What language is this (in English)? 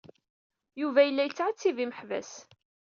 Kabyle